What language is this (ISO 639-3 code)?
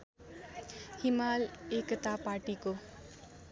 nep